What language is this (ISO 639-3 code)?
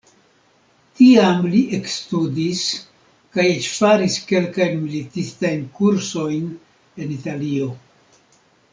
epo